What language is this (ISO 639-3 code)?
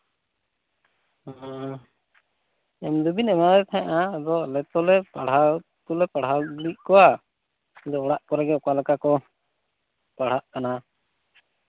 sat